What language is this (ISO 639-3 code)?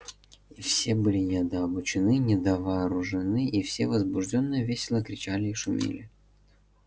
rus